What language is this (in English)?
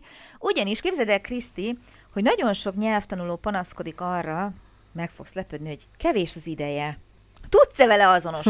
Hungarian